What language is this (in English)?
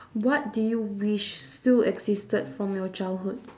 English